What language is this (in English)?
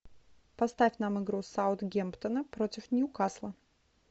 Russian